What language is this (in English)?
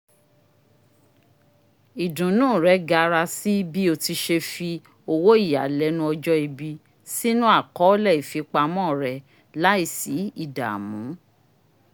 Yoruba